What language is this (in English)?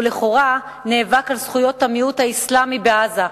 Hebrew